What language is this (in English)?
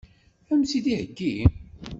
Kabyle